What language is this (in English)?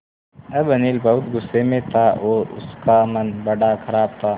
Hindi